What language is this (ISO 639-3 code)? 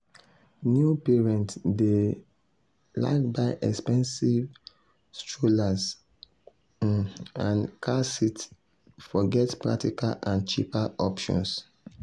pcm